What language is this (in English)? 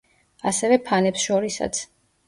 Georgian